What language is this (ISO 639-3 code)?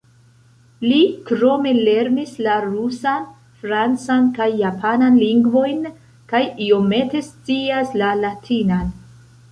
epo